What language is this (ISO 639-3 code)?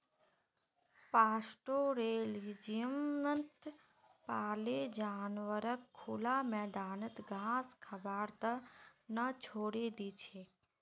mag